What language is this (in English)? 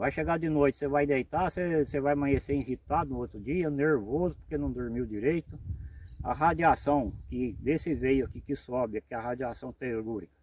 Portuguese